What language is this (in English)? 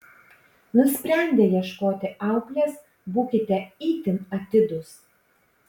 Lithuanian